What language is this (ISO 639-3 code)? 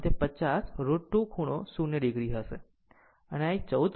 guj